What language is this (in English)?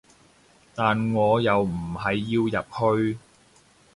Cantonese